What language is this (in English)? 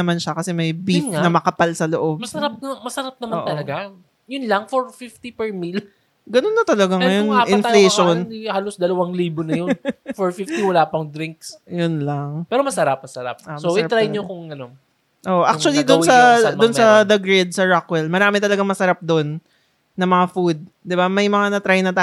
Filipino